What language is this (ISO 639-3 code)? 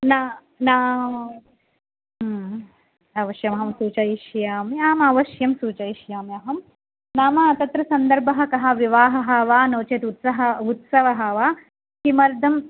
san